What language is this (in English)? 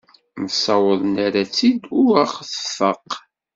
Kabyle